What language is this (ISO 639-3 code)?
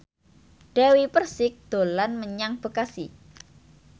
jav